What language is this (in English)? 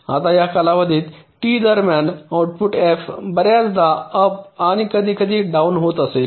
Marathi